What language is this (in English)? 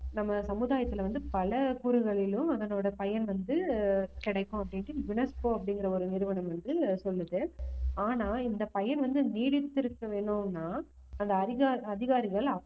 Tamil